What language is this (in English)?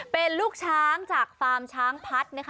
Thai